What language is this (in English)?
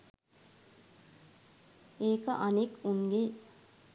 Sinhala